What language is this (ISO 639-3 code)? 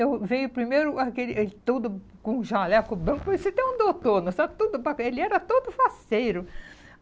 por